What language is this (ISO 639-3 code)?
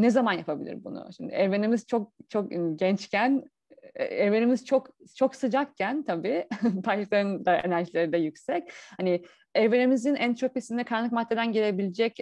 tur